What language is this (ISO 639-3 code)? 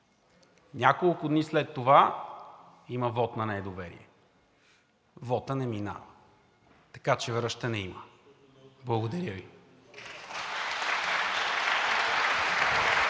bul